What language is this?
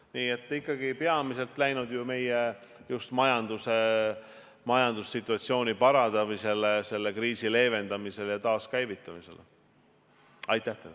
Estonian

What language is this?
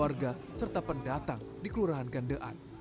Indonesian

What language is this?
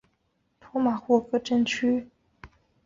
Chinese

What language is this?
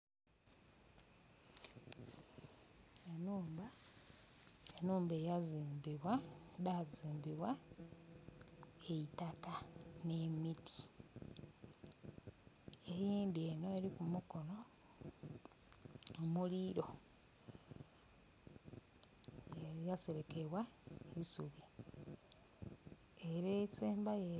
Soga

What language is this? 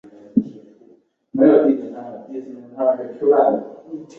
Chinese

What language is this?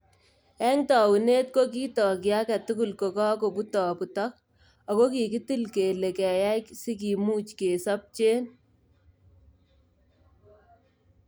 Kalenjin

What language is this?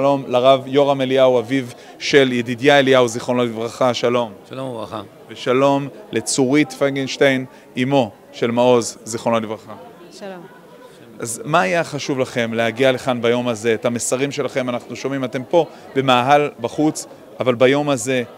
Hebrew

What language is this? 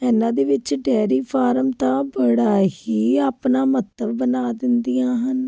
Punjabi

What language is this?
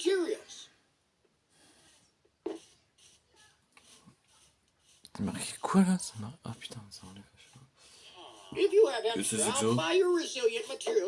French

